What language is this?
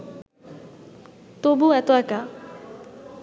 Bangla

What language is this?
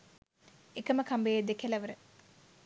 Sinhala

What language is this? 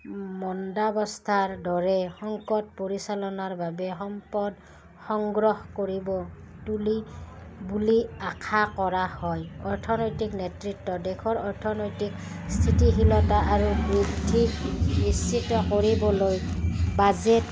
Assamese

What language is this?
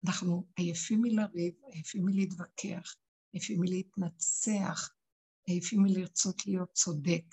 Hebrew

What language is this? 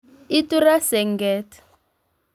Kalenjin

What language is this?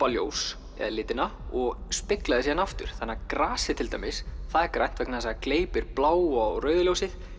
Icelandic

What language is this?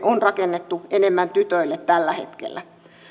Finnish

